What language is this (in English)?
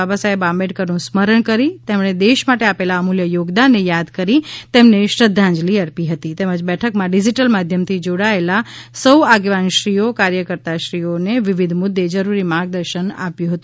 Gujarati